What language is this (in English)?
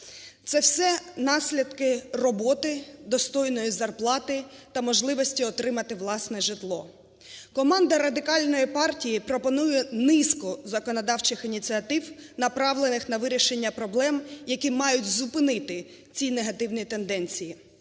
Ukrainian